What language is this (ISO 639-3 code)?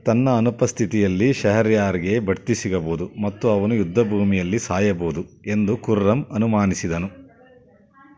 kan